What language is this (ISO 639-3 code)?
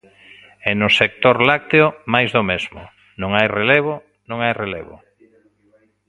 glg